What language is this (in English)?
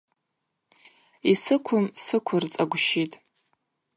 Abaza